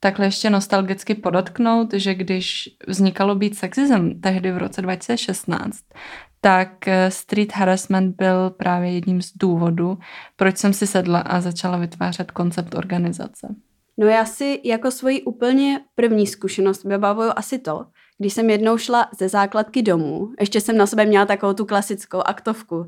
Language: Czech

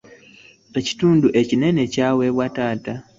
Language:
Ganda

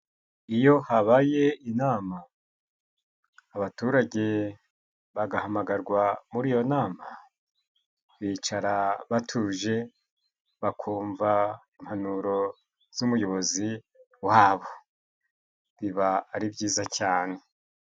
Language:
Kinyarwanda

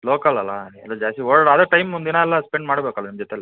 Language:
Kannada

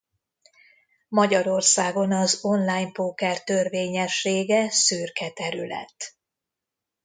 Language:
Hungarian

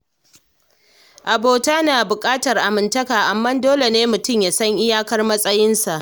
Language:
Hausa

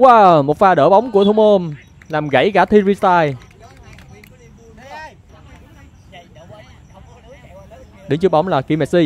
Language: Vietnamese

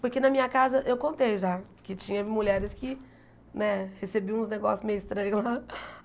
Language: Portuguese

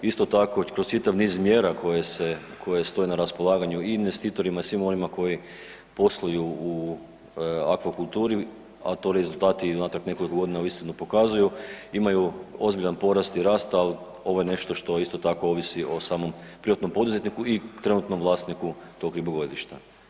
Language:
Croatian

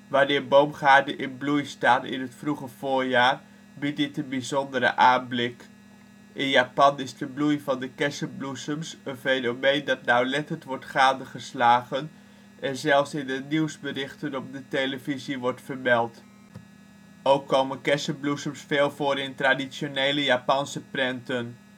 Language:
Dutch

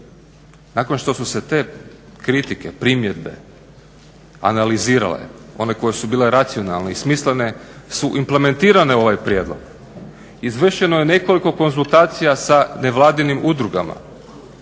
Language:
Croatian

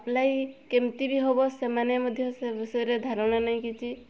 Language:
Odia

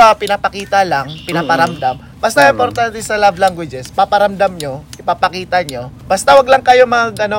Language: Filipino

